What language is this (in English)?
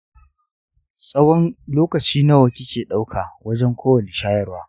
Hausa